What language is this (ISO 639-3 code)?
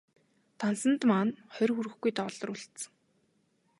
mon